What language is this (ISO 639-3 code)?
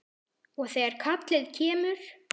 isl